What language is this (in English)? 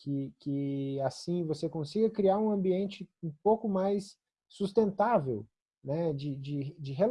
Portuguese